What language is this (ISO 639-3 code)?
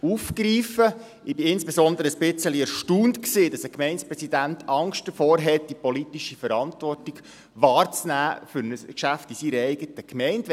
gsw